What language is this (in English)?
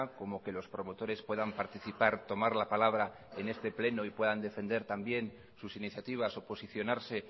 Spanish